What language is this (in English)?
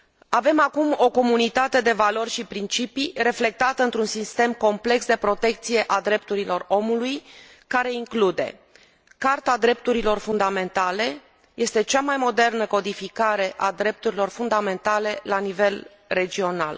Romanian